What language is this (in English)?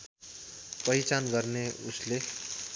Nepali